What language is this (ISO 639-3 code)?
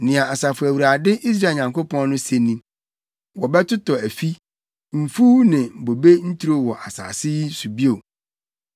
aka